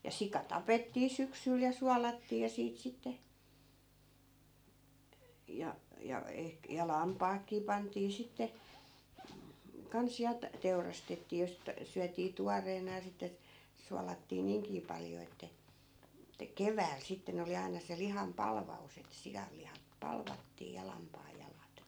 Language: Finnish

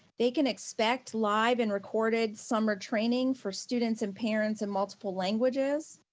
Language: English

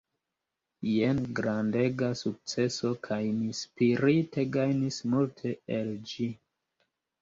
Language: Esperanto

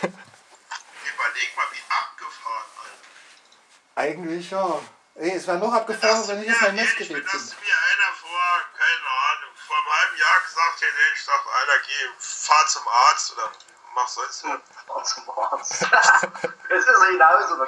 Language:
German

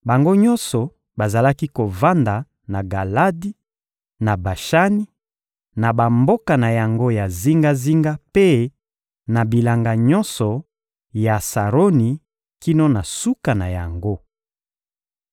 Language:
Lingala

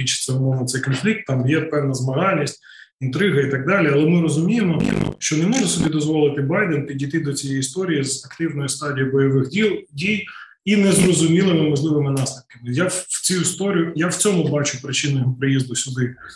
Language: Ukrainian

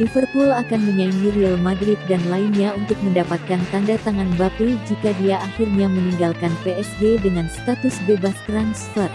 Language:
Indonesian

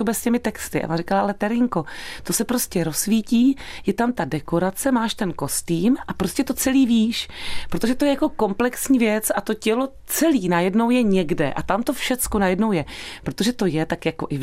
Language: Czech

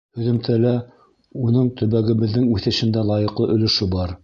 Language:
Bashkir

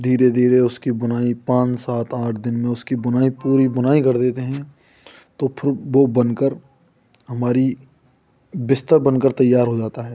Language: Hindi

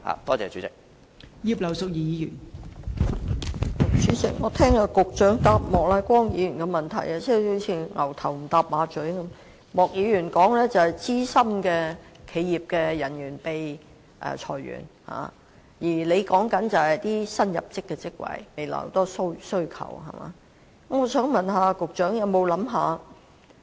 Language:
Cantonese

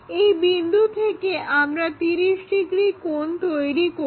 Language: Bangla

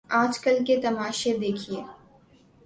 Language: Urdu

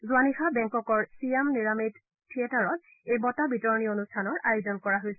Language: Assamese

